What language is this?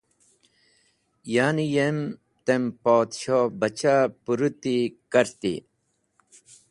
Wakhi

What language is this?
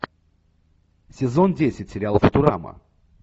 Russian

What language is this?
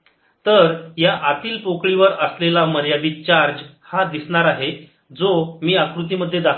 Marathi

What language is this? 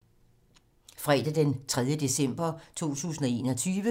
Danish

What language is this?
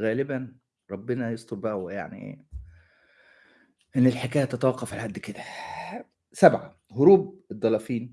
Arabic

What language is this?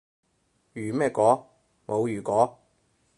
Cantonese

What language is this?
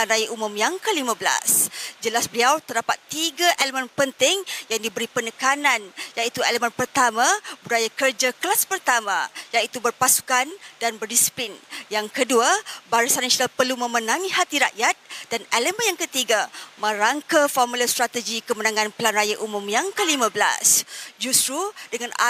Malay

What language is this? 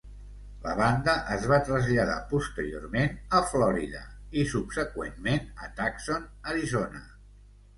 Catalan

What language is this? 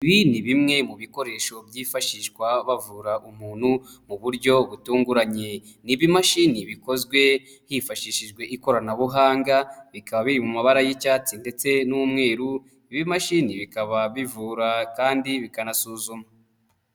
Kinyarwanda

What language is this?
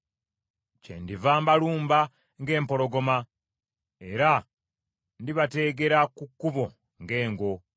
Ganda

